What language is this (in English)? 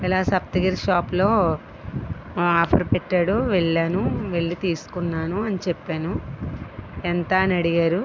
Telugu